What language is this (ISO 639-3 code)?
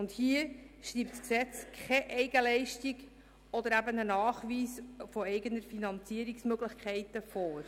gsw